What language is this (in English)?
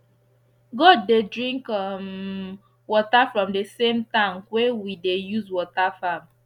Nigerian Pidgin